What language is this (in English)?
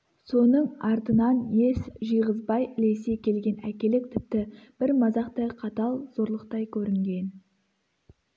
Kazakh